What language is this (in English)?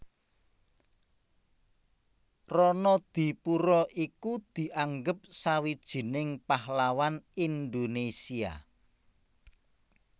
Javanese